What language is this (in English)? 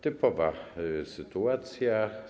Polish